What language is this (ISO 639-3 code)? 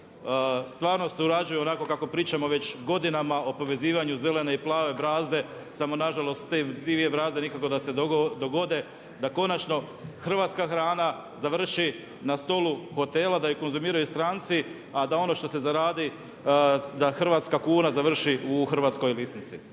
hrv